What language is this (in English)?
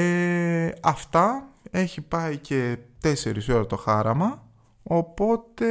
Greek